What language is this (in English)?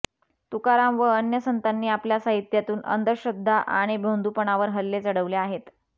Marathi